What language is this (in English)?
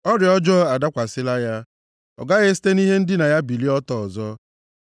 Igbo